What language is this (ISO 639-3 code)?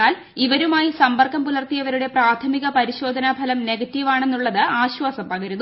mal